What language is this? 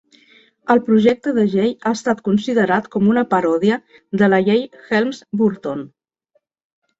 Catalan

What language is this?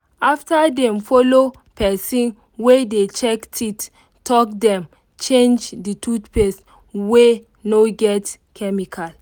Nigerian Pidgin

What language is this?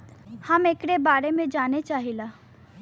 Bhojpuri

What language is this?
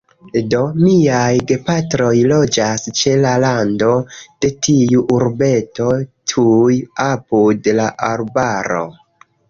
Esperanto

